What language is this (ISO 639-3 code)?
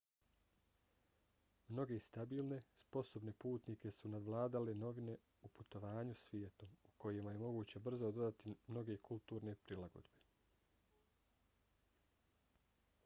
bos